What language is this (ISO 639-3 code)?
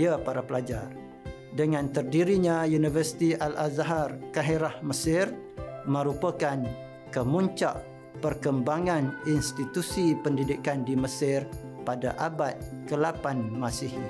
msa